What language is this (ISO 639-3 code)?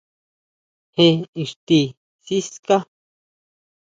mau